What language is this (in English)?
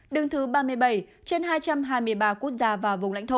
Vietnamese